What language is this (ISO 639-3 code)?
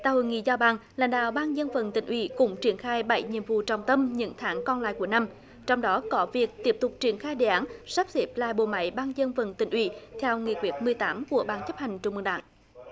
vie